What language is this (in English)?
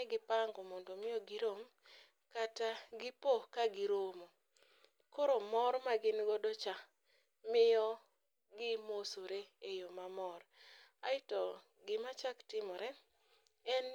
Luo (Kenya and Tanzania)